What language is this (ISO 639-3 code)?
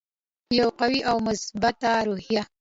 pus